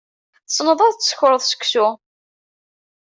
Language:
Kabyle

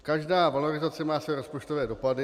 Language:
Czech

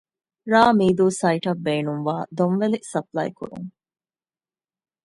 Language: Divehi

